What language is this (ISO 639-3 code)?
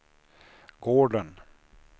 swe